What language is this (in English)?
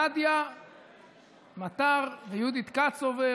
Hebrew